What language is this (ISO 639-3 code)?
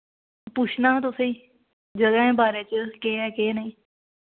doi